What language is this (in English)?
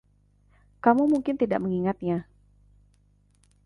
Indonesian